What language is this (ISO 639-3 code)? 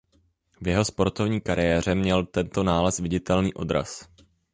ces